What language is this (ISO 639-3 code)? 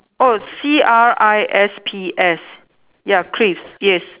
eng